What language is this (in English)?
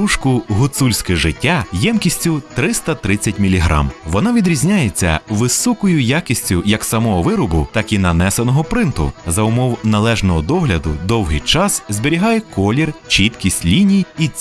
Ukrainian